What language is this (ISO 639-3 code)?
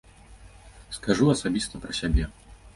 bel